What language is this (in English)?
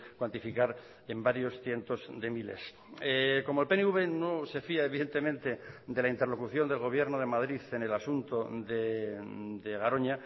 Spanish